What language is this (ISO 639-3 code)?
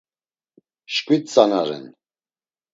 lzz